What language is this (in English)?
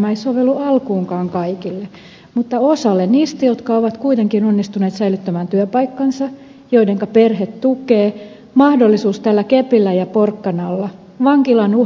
Finnish